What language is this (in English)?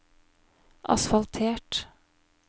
Norwegian